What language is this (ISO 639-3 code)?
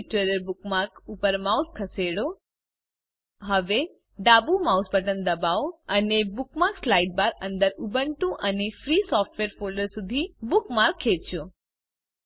guj